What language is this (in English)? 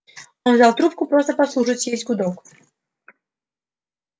Russian